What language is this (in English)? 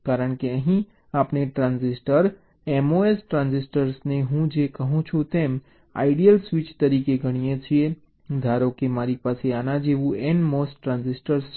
Gujarati